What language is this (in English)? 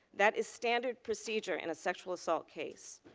English